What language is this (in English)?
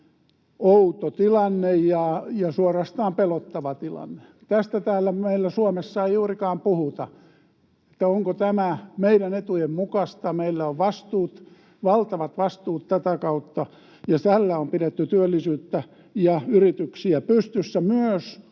Finnish